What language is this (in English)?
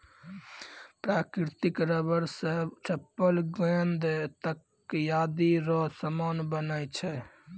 Maithili